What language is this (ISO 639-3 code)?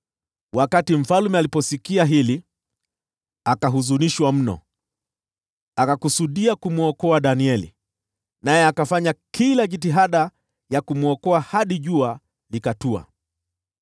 swa